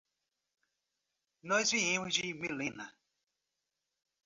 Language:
Portuguese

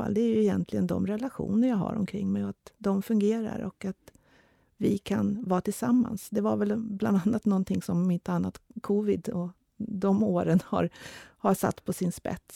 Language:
Swedish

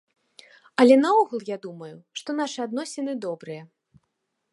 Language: Belarusian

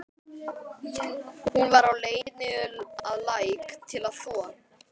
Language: Icelandic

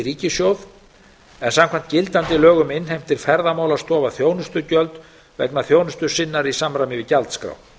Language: Icelandic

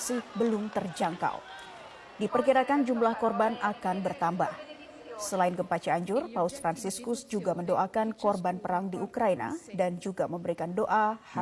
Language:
Indonesian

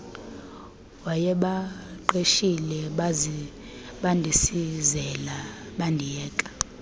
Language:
Xhosa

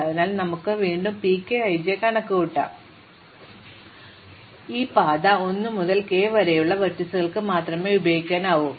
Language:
Malayalam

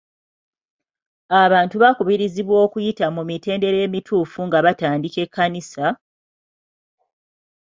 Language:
Ganda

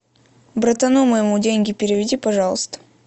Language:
Russian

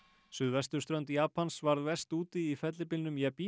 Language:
Icelandic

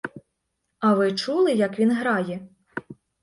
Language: Ukrainian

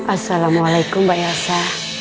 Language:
Indonesian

